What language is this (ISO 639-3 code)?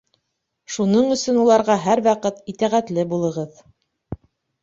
bak